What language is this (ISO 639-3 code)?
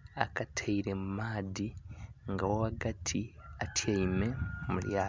xog